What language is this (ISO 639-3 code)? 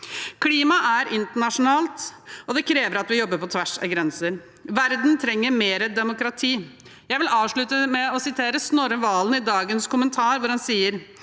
nor